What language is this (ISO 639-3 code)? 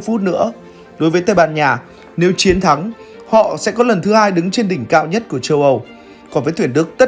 vie